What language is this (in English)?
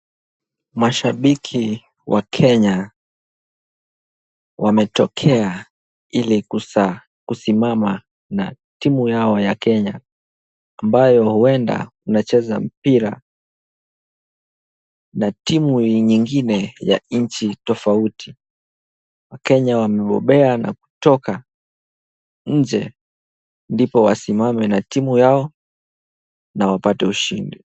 Swahili